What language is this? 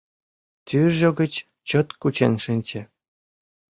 Mari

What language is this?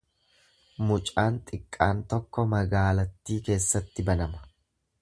Oromo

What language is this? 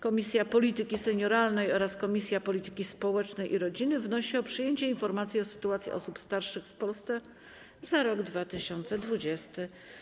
Polish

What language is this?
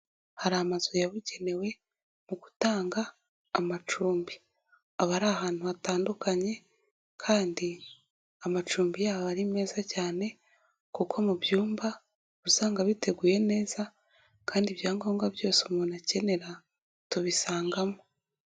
Kinyarwanda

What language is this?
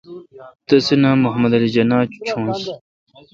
Kalkoti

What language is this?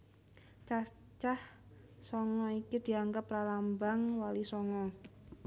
Javanese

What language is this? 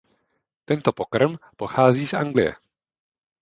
Czech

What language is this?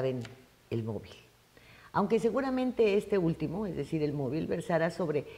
Spanish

